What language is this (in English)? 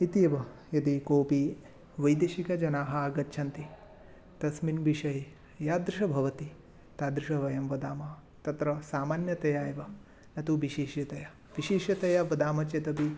Sanskrit